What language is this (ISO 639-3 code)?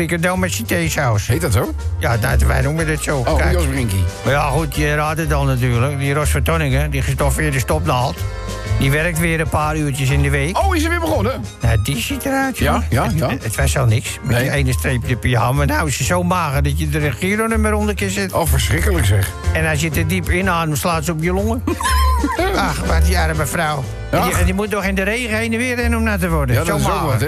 nld